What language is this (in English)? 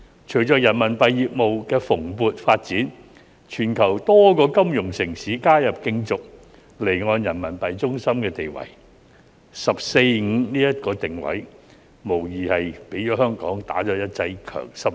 Cantonese